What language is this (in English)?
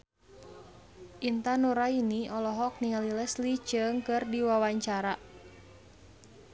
Sundanese